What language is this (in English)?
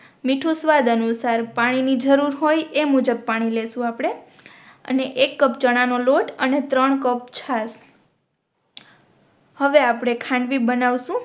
Gujarati